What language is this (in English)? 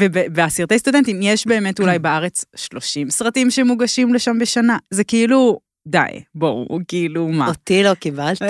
Hebrew